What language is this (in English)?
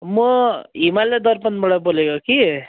Nepali